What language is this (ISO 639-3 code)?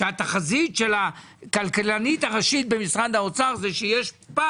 heb